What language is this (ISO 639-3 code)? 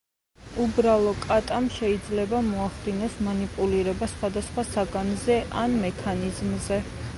kat